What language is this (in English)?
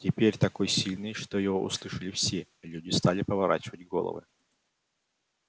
Russian